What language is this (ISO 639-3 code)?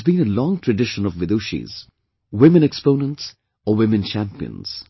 eng